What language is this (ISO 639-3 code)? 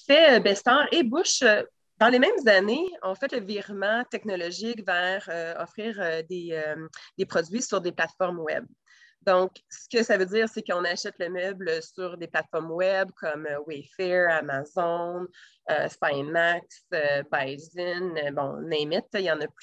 fra